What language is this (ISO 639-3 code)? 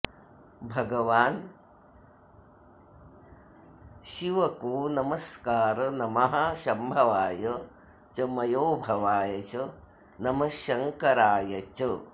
san